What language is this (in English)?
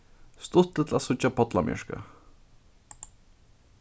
Faroese